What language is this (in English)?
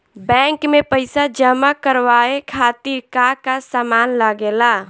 Bhojpuri